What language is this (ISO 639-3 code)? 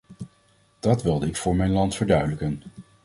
nld